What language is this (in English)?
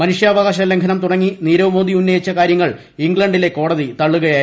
Malayalam